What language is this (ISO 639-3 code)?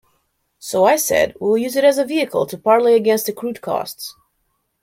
eng